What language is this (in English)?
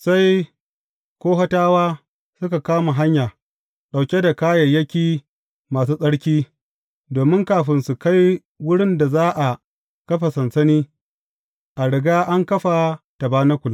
Hausa